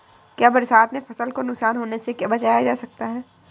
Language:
Hindi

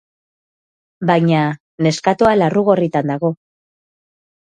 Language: Basque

